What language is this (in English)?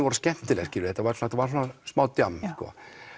Icelandic